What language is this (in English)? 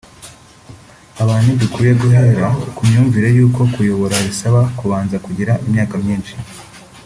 Kinyarwanda